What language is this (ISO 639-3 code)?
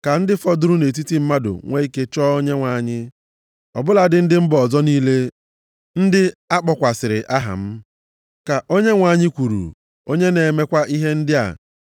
ibo